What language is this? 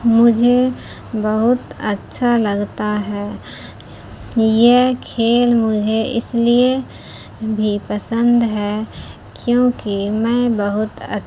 Urdu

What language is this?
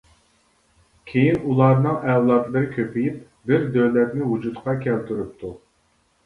Uyghur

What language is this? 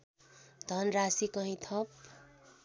Nepali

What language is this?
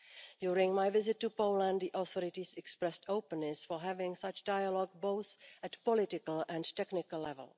English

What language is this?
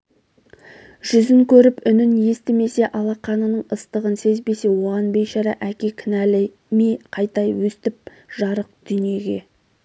Kazakh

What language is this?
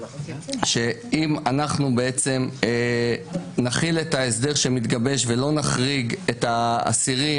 Hebrew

